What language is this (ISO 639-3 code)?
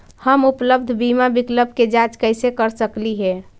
mag